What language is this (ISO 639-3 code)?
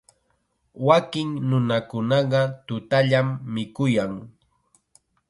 qxa